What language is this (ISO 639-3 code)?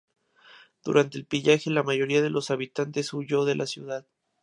spa